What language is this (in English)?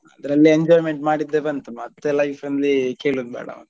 Kannada